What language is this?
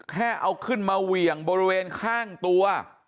Thai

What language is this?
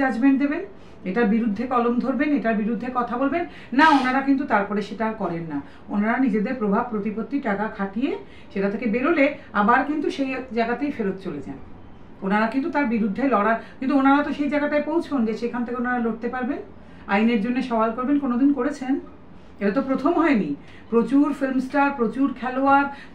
Bangla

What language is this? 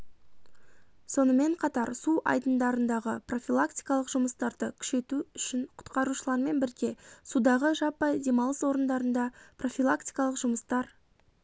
Kazakh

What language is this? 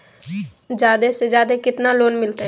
Magahi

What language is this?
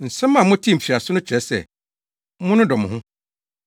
Akan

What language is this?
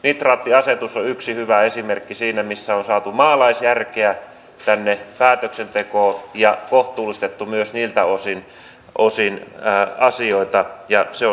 Finnish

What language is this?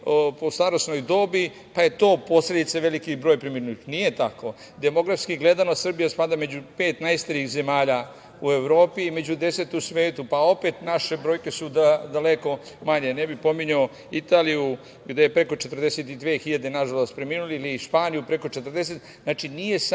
Serbian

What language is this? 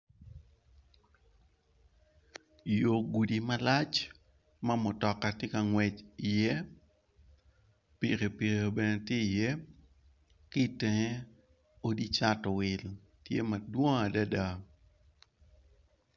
Acoli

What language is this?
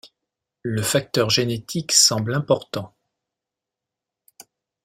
French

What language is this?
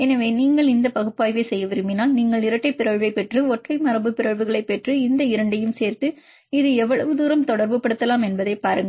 Tamil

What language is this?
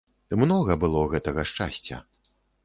Belarusian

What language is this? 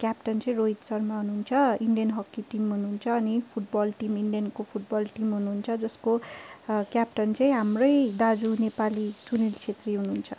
Nepali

